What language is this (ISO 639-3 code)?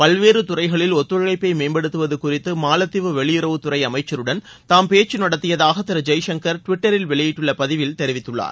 tam